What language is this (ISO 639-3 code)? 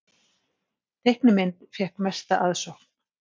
isl